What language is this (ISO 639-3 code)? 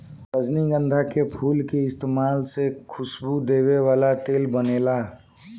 bho